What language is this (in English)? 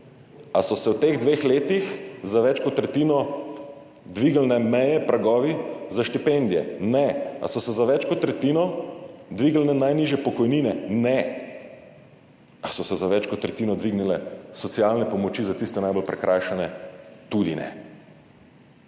Slovenian